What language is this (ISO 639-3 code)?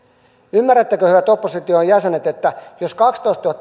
fin